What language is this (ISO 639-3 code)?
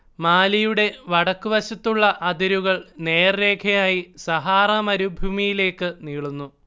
mal